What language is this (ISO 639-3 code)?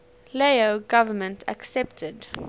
eng